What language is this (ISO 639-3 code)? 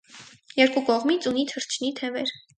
hye